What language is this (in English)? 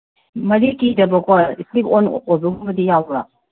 Manipuri